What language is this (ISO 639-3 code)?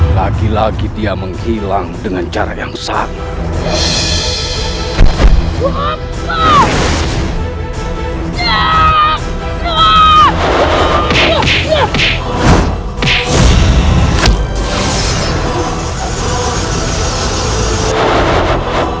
ind